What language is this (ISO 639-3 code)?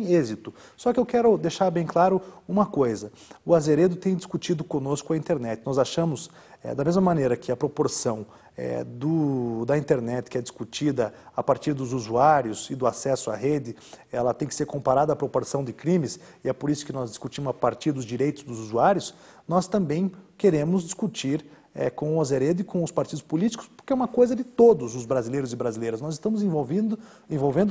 por